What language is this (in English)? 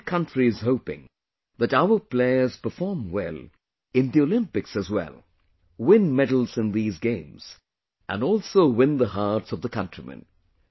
English